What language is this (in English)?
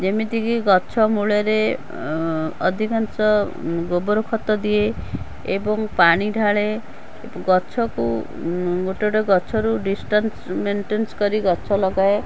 Odia